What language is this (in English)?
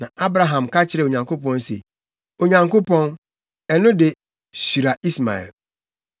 Akan